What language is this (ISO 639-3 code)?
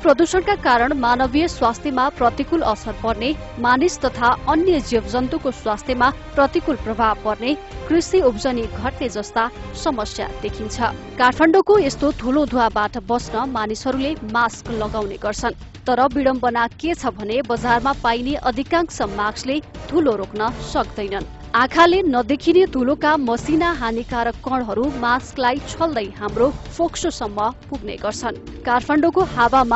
hin